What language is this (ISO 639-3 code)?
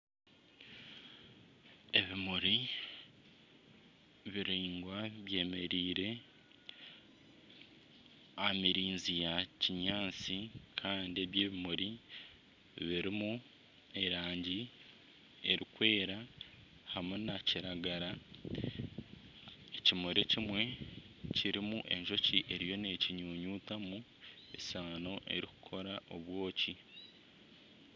nyn